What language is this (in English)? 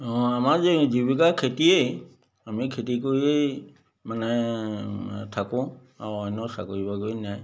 Assamese